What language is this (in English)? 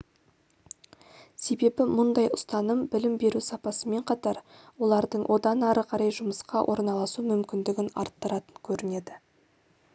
Kazakh